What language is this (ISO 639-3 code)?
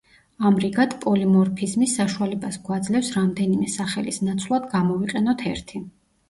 kat